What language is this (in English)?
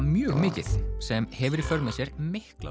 Icelandic